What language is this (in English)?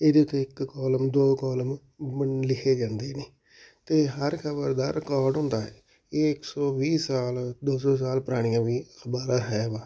Punjabi